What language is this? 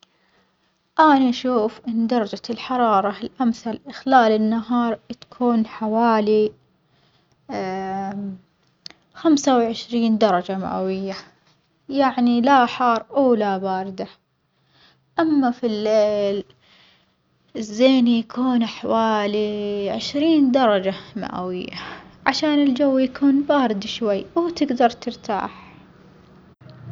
Omani Arabic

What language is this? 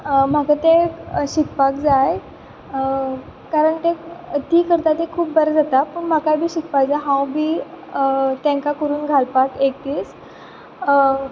Konkani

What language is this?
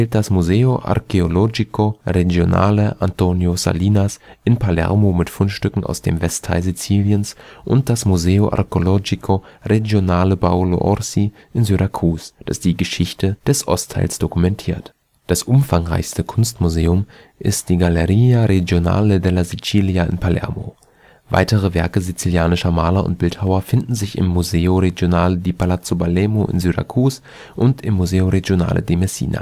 German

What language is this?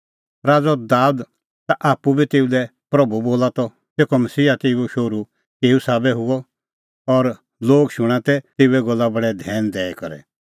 Kullu Pahari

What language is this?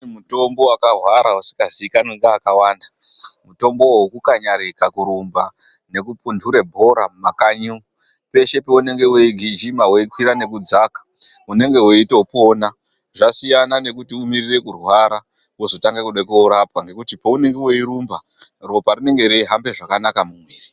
Ndau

